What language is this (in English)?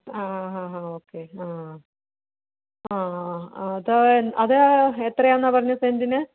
Malayalam